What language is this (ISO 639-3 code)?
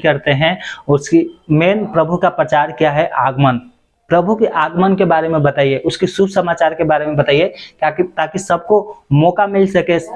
hin